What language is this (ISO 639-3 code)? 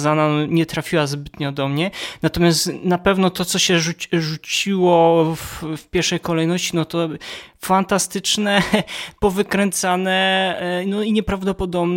pol